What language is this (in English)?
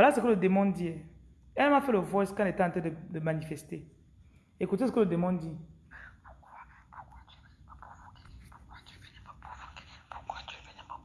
French